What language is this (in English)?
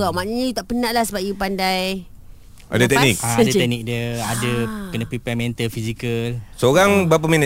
Malay